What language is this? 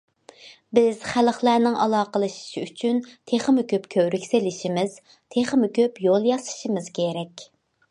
Uyghur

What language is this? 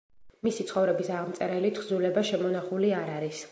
Georgian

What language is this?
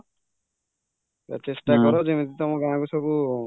Odia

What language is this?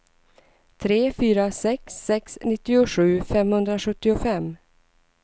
Swedish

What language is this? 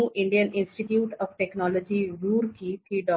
Gujarati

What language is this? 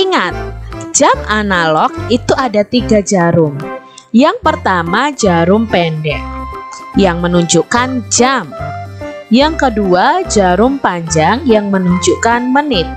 Indonesian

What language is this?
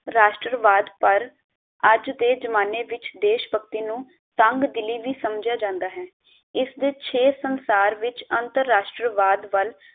Punjabi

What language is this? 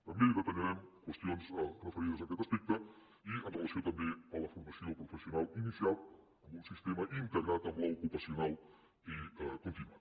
Catalan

